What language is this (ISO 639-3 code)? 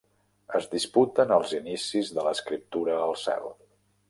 cat